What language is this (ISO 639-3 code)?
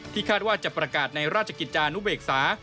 tha